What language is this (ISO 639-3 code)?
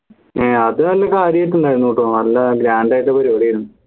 mal